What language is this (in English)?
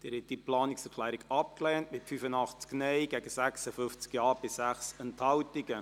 Swiss German